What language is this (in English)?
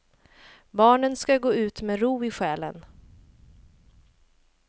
Swedish